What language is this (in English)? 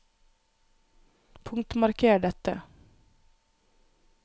Norwegian